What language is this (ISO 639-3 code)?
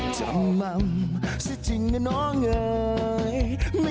tha